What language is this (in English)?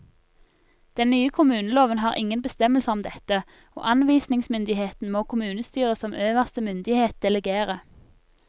Norwegian